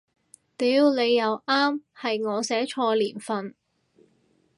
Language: Cantonese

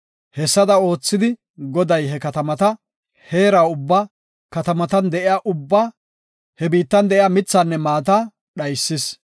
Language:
Gofa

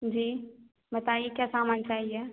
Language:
Hindi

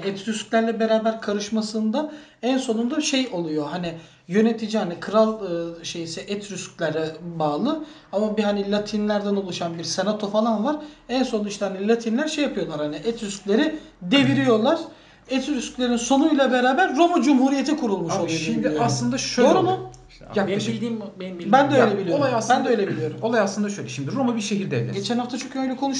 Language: Turkish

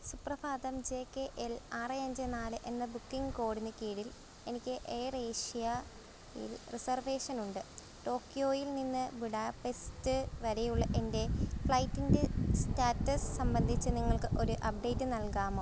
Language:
Malayalam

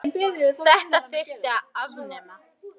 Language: Icelandic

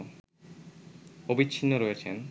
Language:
Bangla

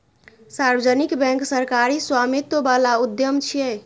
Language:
Maithili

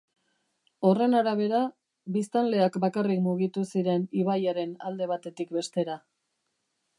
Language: Basque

